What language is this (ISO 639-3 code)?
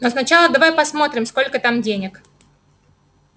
rus